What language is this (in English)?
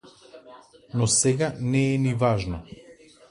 Macedonian